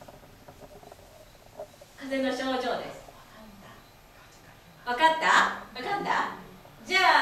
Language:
Japanese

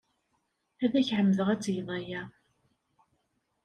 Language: Kabyle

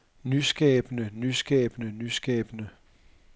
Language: Danish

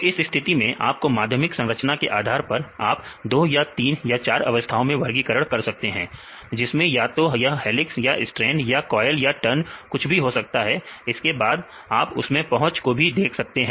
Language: Hindi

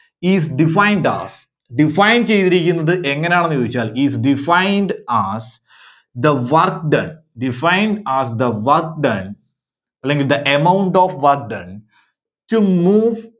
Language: Malayalam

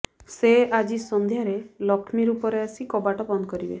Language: Odia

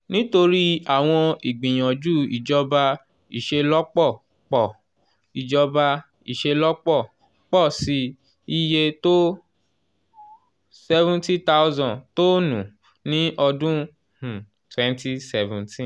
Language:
Yoruba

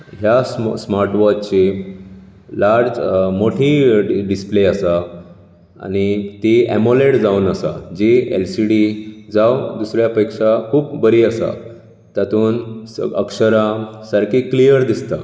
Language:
Konkani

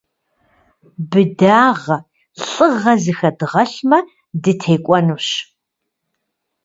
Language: Kabardian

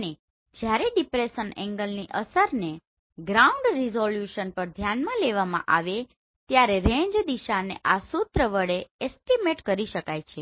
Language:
Gujarati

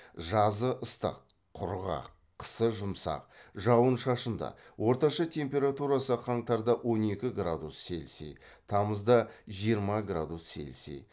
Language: Kazakh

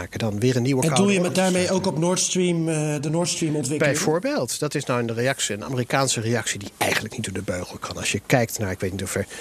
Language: Dutch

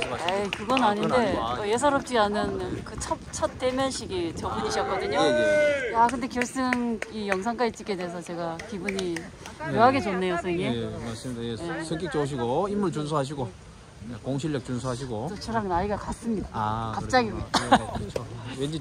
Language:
Korean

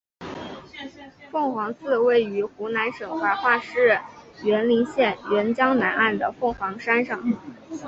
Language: Chinese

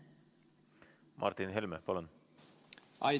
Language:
Estonian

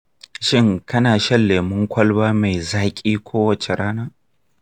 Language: Hausa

